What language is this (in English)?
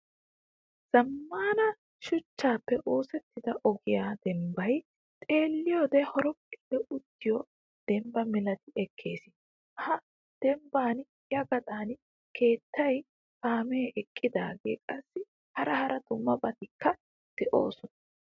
Wolaytta